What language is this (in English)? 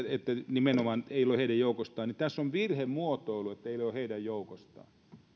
Finnish